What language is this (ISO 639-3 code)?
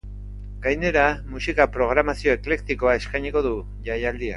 eus